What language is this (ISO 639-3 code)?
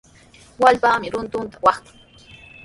qws